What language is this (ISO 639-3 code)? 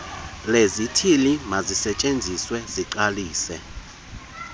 xho